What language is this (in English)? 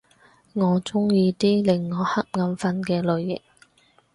Cantonese